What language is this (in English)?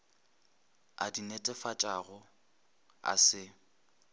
Northern Sotho